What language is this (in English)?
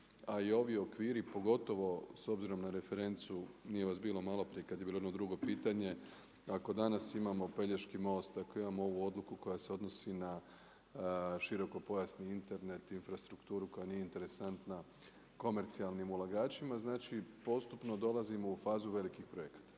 Croatian